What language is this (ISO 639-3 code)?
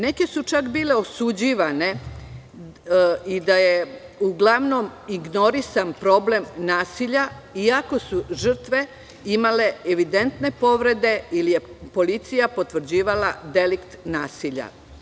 srp